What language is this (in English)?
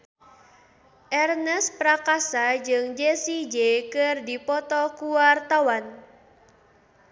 Sundanese